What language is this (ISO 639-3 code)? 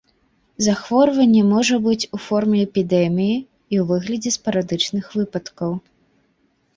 bel